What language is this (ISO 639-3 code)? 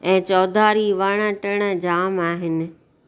snd